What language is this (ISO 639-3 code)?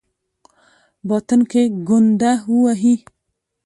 pus